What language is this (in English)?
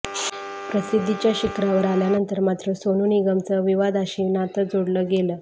Marathi